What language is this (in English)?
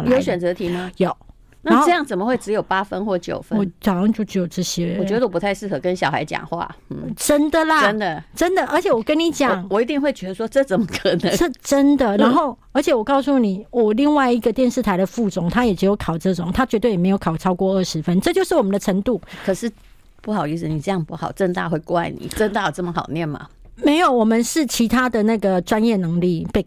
Chinese